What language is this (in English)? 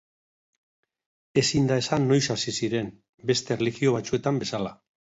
Basque